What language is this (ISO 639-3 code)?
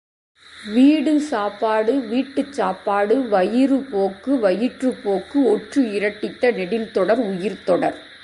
tam